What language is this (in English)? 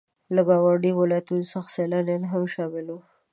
Pashto